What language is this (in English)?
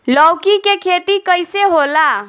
Bhojpuri